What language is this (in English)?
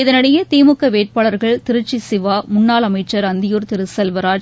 Tamil